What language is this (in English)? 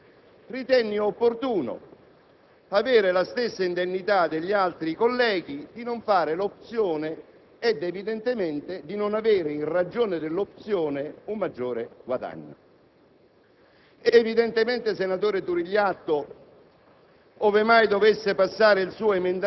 Italian